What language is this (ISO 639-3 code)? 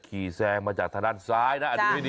tha